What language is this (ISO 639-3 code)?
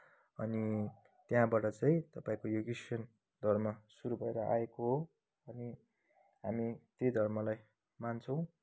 nep